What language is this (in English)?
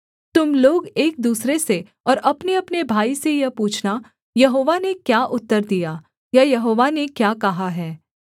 Hindi